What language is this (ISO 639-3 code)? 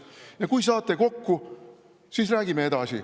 est